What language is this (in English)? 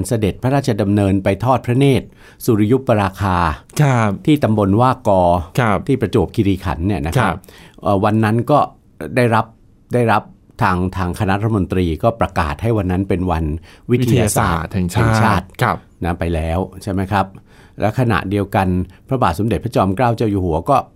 Thai